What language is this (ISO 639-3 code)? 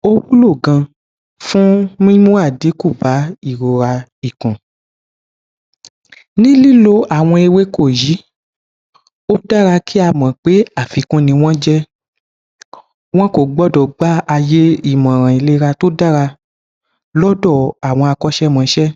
yor